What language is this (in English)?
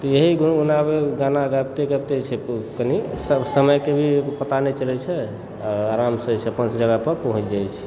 Maithili